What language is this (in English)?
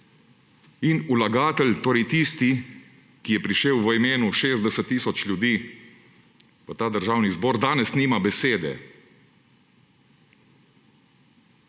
Slovenian